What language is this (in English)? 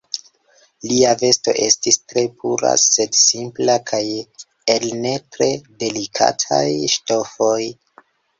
Esperanto